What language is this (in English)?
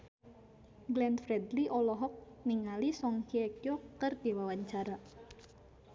Sundanese